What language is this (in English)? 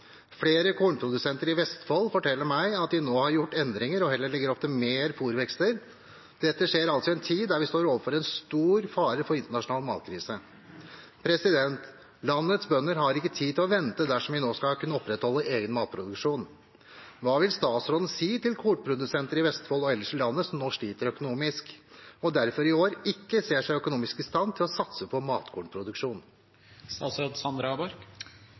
Norwegian Bokmål